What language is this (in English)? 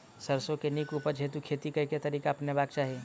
Maithili